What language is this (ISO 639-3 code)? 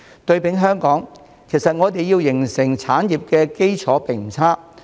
yue